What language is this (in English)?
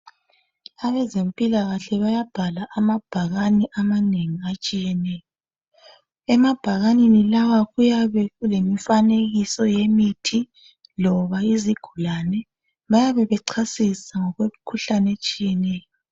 North Ndebele